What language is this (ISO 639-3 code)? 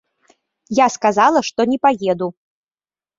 bel